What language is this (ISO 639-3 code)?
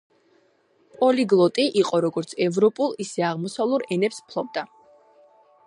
kat